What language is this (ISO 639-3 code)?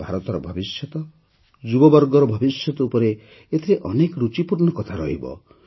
ori